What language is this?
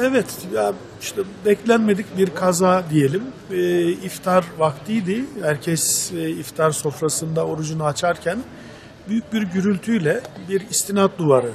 Turkish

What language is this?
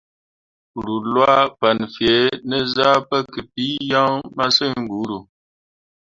Mundang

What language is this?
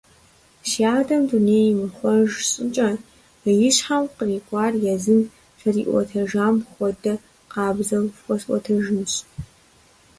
Kabardian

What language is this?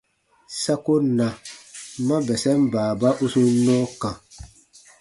Baatonum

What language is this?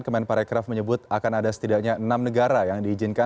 Indonesian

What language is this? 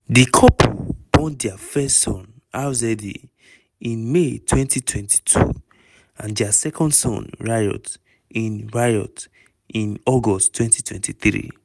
Nigerian Pidgin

